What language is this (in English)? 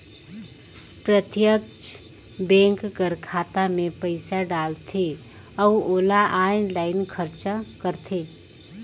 Chhattisgarhi